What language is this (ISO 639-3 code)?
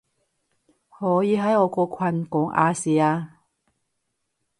yue